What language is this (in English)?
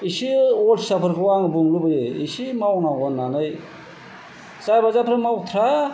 Bodo